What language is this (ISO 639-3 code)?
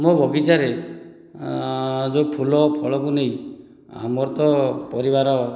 ori